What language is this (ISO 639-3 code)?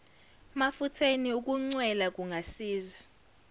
zul